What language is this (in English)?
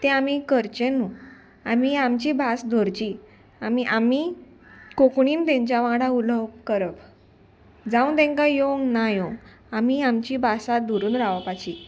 Konkani